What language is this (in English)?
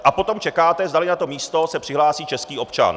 Czech